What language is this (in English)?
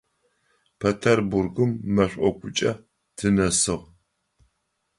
Adyghe